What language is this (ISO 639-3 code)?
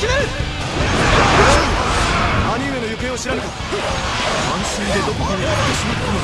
jpn